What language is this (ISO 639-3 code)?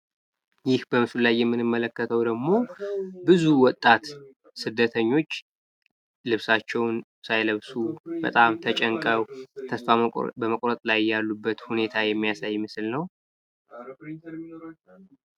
amh